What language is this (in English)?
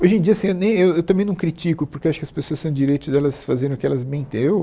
Portuguese